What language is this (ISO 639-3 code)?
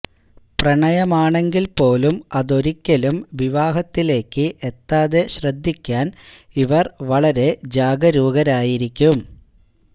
mal